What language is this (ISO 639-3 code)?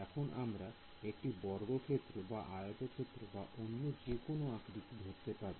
ben